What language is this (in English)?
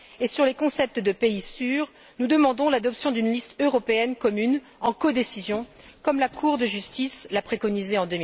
French